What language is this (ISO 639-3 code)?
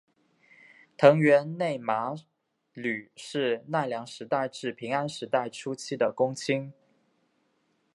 zho